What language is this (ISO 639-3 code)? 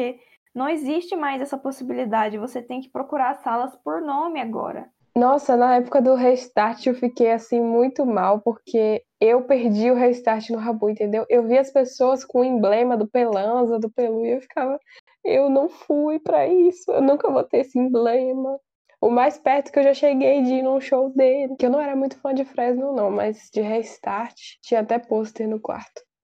por